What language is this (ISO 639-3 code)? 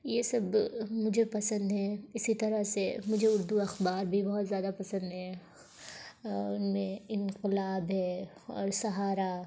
urd